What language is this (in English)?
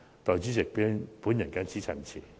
Cantonese